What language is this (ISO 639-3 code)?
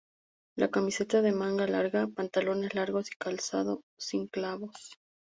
spa